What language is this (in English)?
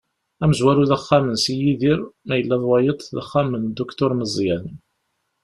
Kabyle